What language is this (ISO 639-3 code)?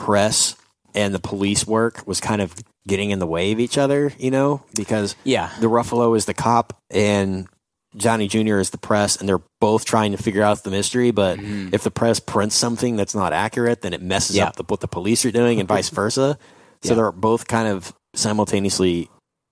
eng